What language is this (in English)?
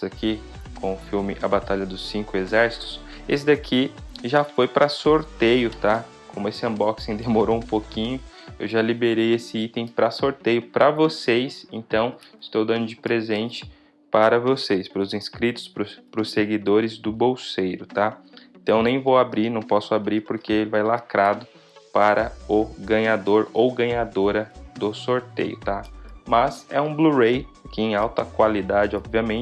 Portuguese